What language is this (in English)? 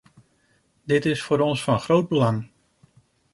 Dutch